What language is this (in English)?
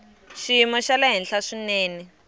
Tsonga